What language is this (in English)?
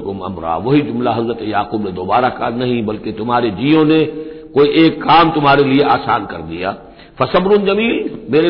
Hindi